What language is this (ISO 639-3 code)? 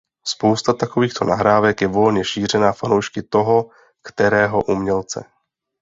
ces